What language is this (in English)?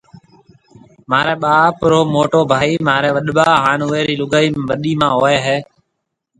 Marwari (Pakistan)